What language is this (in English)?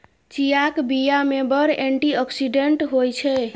Maithili